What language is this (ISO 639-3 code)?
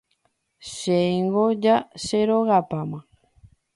grn